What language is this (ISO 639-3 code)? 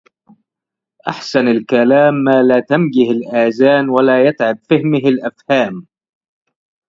ara